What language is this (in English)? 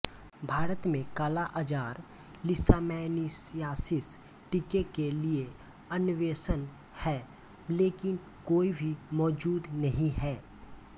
Hindi